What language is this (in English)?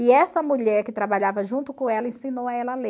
Portuguese